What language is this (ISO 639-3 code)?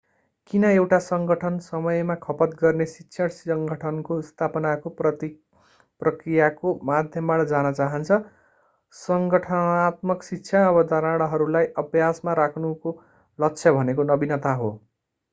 nep